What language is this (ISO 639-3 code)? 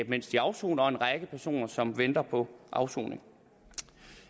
dan